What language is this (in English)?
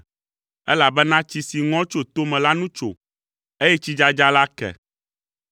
Ewe